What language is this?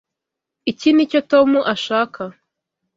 Kinyarwanda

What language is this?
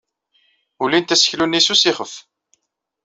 Kabyle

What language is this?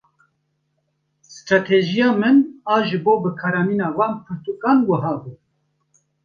Kurdish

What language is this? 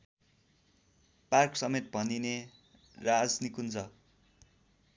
Nepali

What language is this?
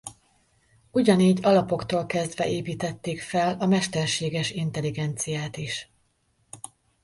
Hungarian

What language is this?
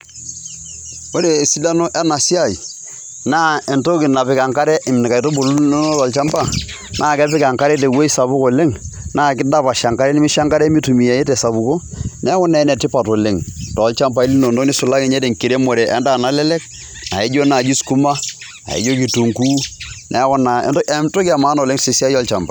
Masai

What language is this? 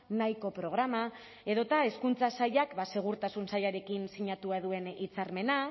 Basque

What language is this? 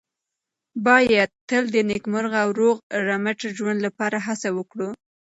Pashto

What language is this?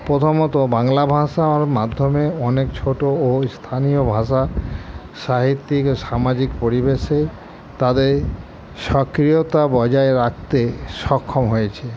Bangla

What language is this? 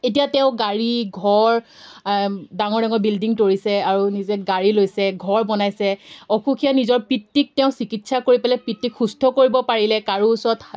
Assamese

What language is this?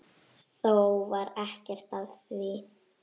Icelandic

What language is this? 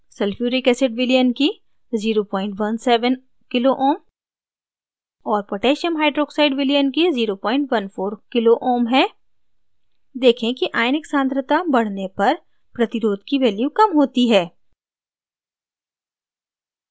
Hindi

